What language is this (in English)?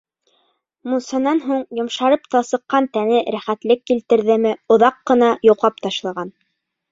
Bashkir